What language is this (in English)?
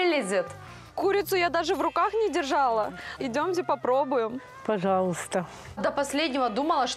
Russian